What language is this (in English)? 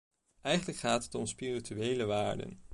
Dutch